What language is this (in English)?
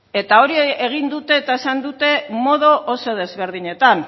Basque